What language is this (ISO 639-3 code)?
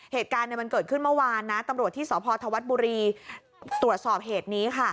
tha